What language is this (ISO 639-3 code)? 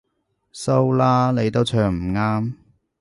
yue